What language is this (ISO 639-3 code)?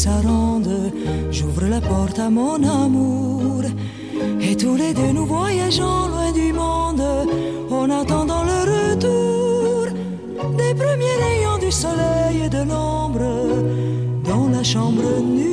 rus